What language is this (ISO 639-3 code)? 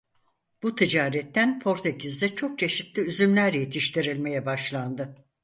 tur